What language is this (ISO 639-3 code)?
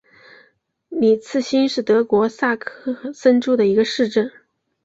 zho